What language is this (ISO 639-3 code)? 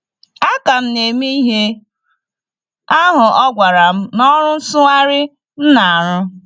ibo